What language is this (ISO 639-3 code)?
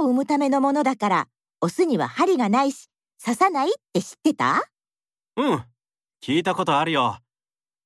jpn